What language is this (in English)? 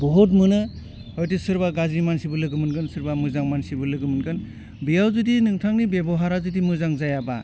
Bodo